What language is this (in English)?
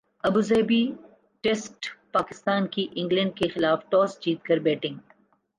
Urdu